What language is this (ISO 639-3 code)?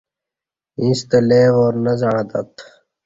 bsh